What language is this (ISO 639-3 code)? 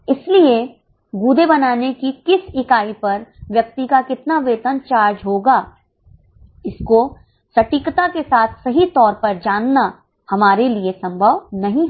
hin